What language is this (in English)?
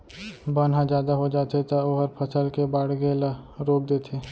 Chhattisgarhi